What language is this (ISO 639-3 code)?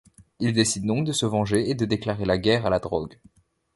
fra